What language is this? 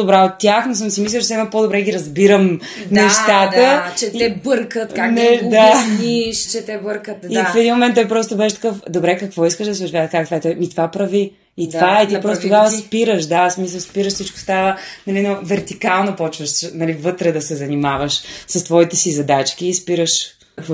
Bulgarian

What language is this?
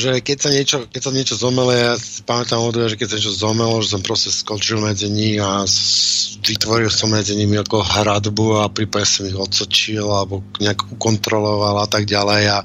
Slovak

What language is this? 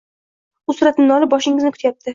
Uzbek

